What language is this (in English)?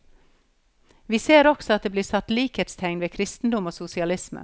Norwegian